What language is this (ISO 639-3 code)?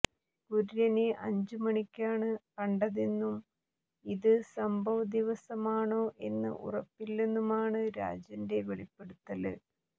mal